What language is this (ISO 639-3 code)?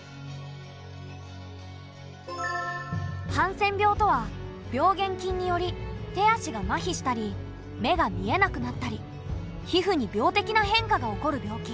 jpn